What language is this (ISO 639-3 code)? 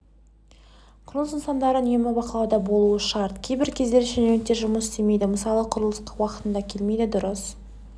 kaz